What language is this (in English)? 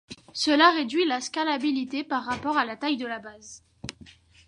French